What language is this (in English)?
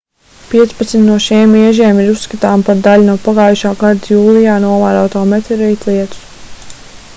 Latvian